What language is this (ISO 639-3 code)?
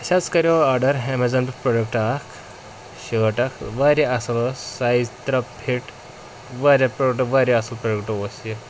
kas